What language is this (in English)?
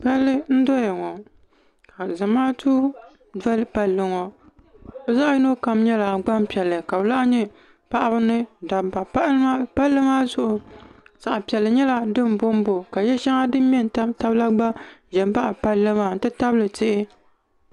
Dagbani